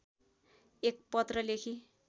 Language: Nepali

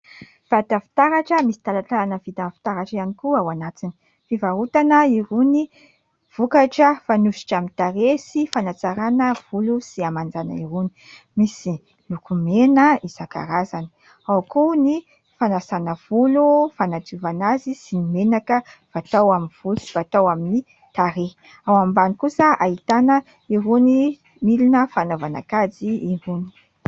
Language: Malagasy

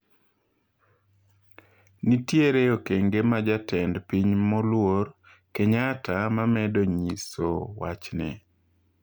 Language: Luo (Kenya and Tanzania)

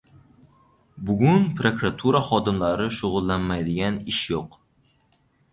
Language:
Uzbek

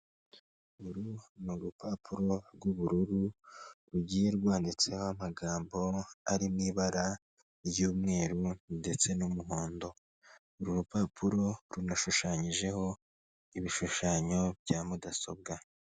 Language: Kinyarwanda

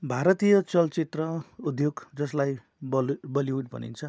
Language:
Nepali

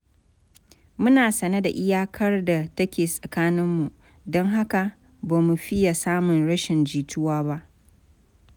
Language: Hausa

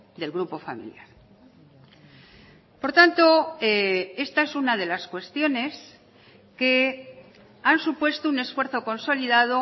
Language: Spanish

